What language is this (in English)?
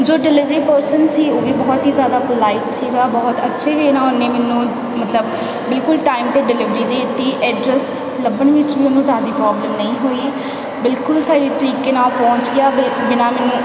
Punjabi